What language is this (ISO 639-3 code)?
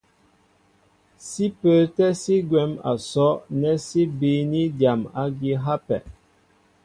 mbo